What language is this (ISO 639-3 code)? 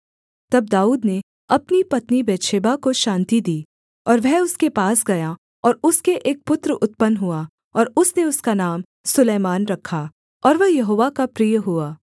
hin